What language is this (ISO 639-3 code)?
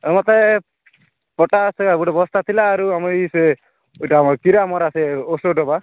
ori